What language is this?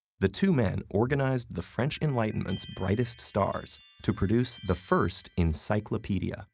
English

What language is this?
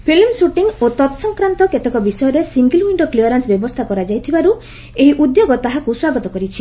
Odia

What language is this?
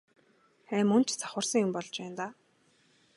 Mongolian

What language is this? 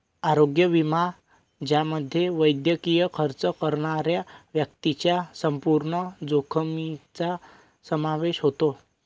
Marathi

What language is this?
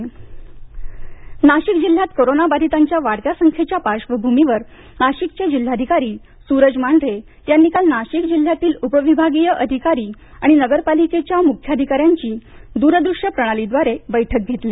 Marathi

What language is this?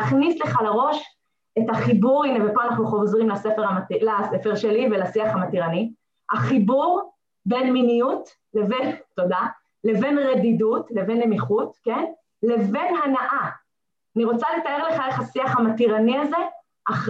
Hebrew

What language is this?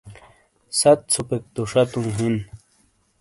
Shina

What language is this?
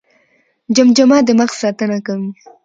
Pashto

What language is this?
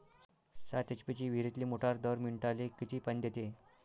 Marathi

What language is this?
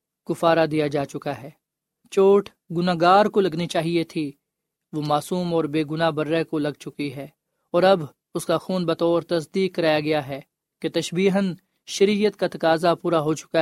Urdu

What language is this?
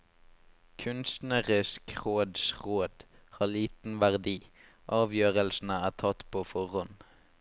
Norwegian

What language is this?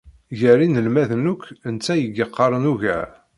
Kabyle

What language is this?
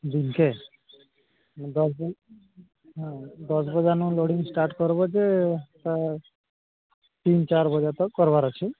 Odia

